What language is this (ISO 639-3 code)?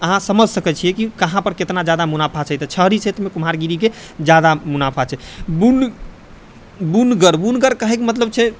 mai